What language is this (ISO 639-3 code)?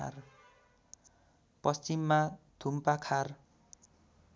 nep